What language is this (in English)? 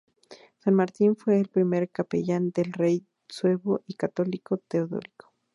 Spanish